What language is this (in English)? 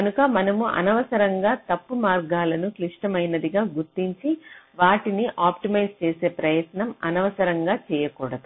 Telugu